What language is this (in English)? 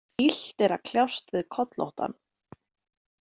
Icelandic